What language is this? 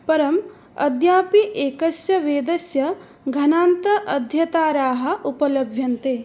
Sanskrit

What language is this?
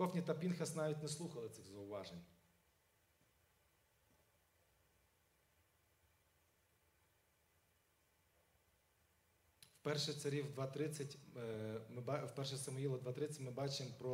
Ukrainian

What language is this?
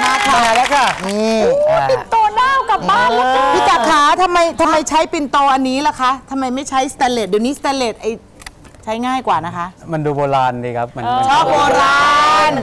Thai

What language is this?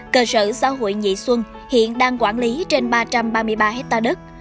Vietnamese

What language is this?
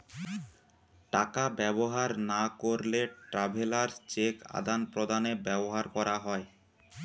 Bangla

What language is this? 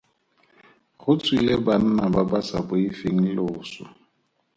Tswana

